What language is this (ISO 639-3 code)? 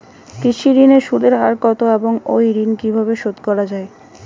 ben